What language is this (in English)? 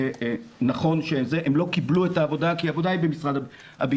Hebrew